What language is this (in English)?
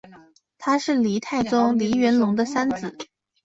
Chinese